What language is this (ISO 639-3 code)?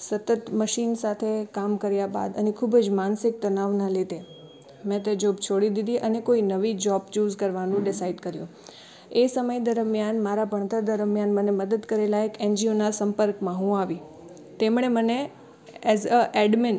guj